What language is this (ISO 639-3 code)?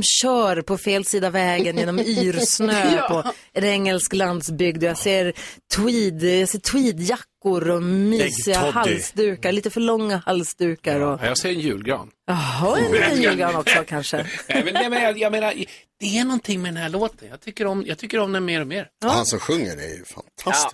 swe